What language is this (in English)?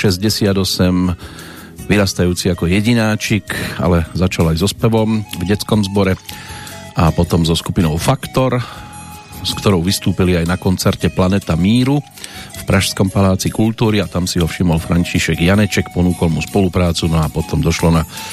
Slovak